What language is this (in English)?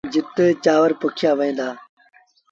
Sindhi Bhil